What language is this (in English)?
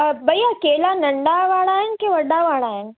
Sindhi